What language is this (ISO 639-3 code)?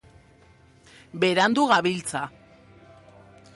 eus